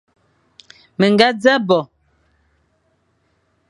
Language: Fang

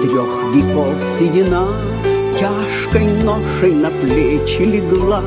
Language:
Russian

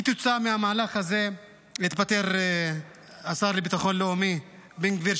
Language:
Hebrew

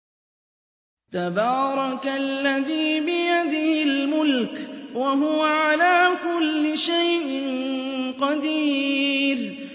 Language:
Arabic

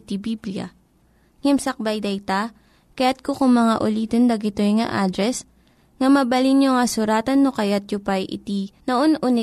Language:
Filipino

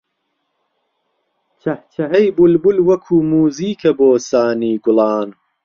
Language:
Central Kurdish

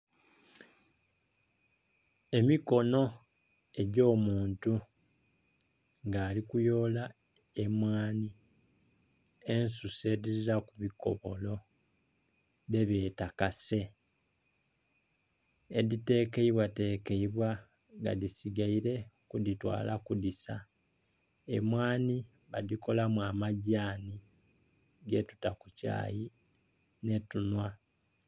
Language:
Soga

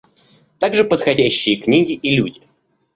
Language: Russian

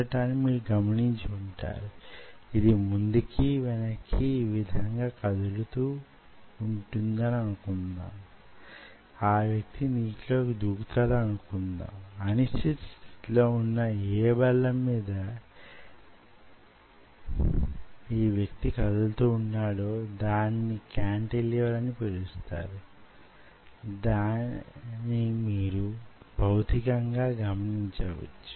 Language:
Telugu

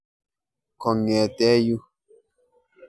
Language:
Kalenjin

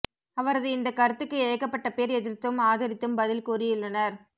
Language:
Tamil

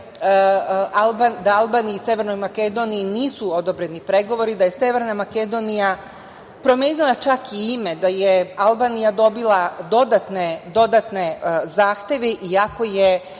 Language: Serbian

